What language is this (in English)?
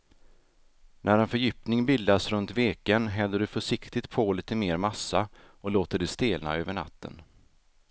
Swedish